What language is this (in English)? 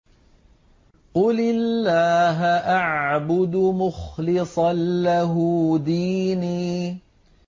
Arabic